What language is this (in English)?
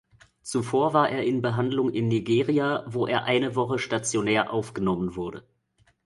German